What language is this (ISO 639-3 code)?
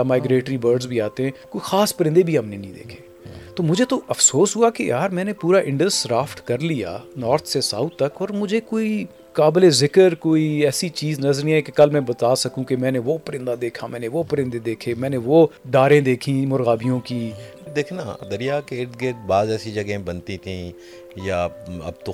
urd